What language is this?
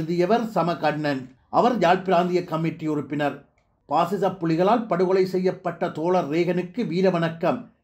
Arabic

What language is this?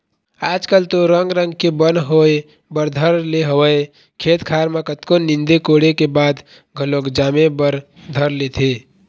Chhattisgarhi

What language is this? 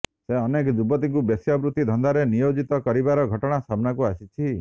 Odia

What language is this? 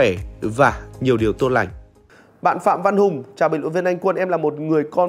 Vietnamese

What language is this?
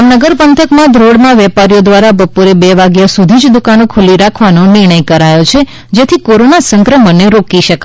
Gujarati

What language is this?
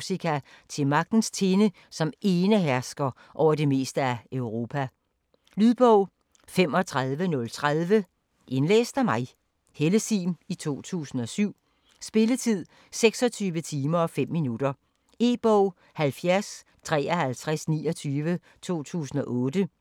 Danish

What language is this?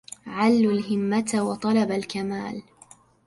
Arabic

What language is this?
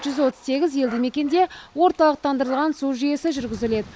Kazakh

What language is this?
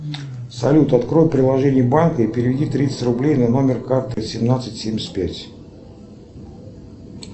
Russian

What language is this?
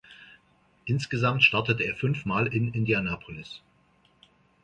German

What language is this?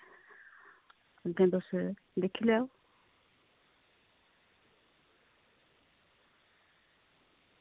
Dogri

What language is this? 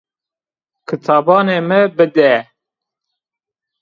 Zaza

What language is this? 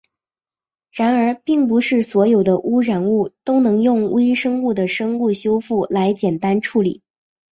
Chinese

